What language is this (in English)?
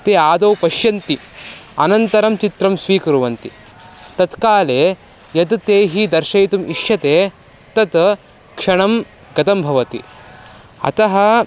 Sanskrit